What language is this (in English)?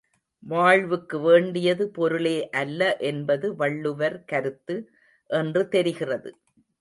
Tamil